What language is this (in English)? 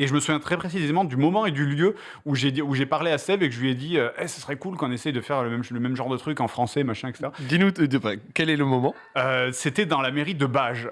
French